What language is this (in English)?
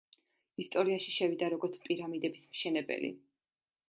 Georgian